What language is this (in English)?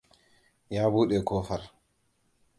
Hausa